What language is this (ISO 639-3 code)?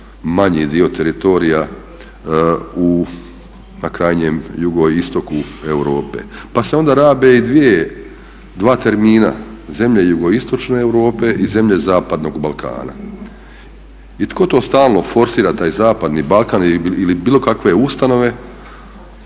hrv